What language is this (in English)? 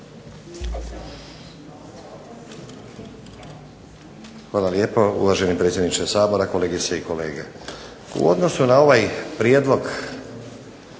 Croatian